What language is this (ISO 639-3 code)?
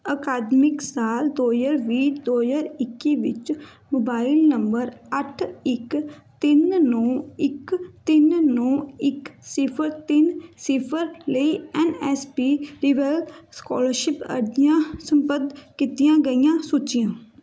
pan